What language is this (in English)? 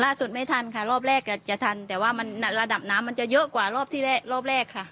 Thai